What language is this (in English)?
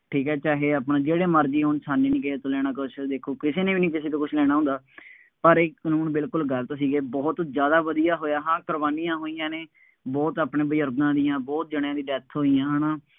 Punjabi